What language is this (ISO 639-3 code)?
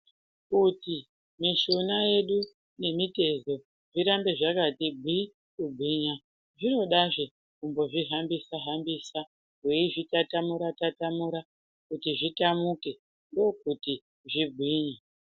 ndc